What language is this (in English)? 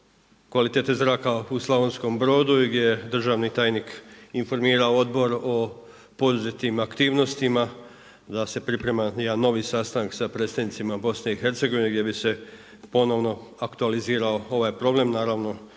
Croatian